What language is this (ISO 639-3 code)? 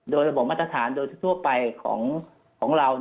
tha